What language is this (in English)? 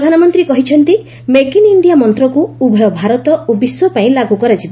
Odia